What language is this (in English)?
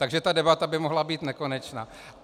Czech